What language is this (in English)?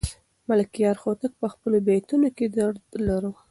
Pashto